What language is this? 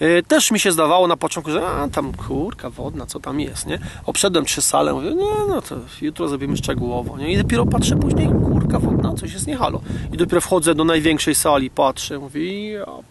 Polish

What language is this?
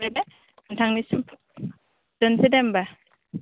Bodo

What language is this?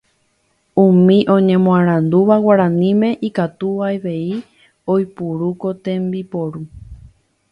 Guarani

